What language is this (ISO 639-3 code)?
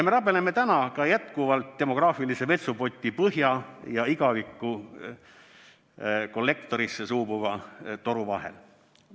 est